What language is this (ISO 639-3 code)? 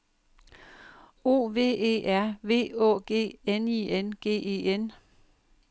dan